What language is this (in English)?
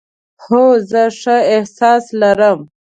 Pashto